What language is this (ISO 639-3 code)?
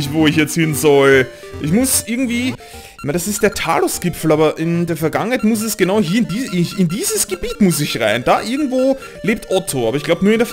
deu